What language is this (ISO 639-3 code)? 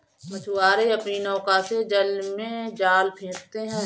hin